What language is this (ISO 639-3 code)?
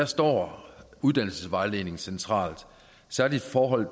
dan